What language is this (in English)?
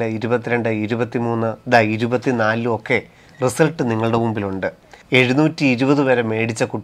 Malayalam